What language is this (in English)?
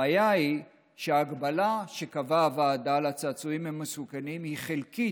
Hebrew